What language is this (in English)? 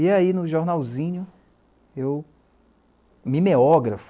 Portuguese